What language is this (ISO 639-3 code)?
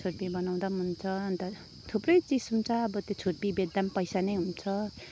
nep